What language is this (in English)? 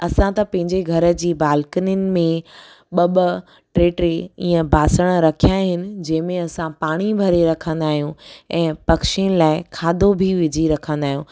Sindhi